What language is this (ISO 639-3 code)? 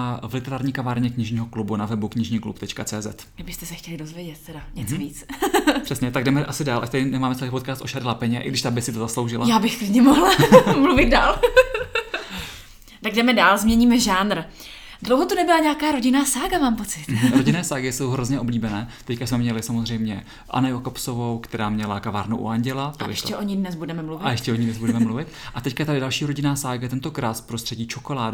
ces